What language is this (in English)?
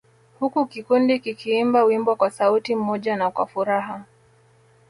Swahili